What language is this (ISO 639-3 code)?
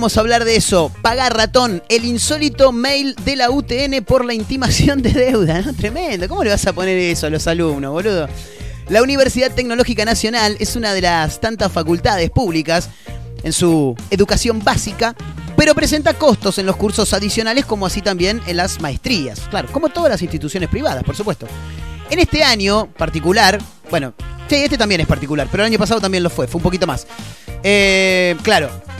spa